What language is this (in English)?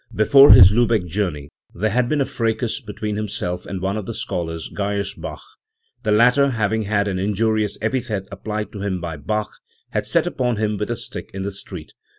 English